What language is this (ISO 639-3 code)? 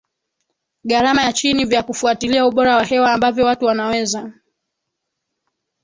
swa